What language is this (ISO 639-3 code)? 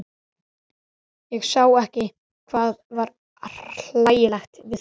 isl